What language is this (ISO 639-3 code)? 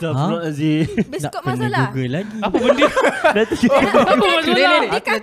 msa